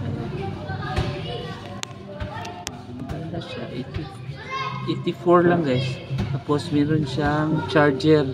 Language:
Filipino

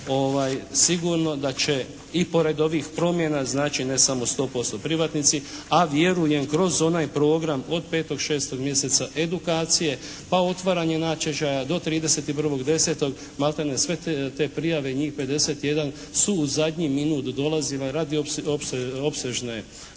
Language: Croatian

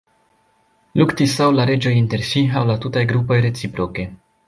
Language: Esperanto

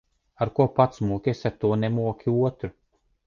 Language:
Latvian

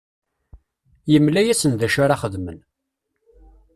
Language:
Kabyle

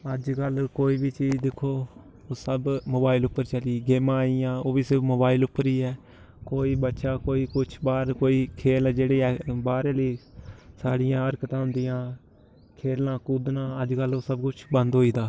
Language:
Dogri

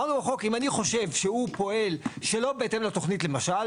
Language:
Hebrew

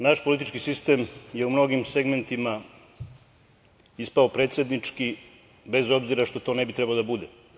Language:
Serbian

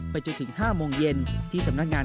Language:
Thai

